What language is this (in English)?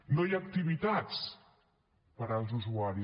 Catalan